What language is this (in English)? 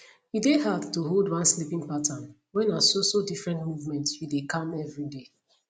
Nigerian Pidgin